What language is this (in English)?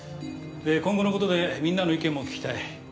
Japanese